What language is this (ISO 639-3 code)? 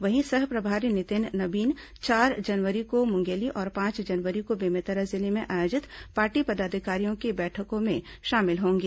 hin